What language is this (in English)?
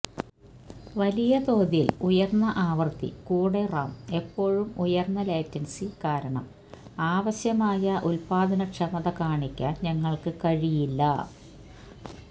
Malayalam